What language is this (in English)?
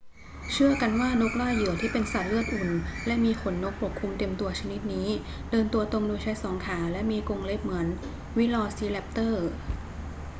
Thai